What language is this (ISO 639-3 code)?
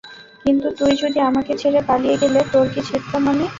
ben